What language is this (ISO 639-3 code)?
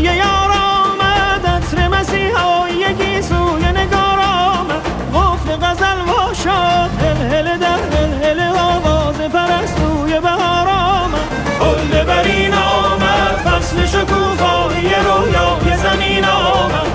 fas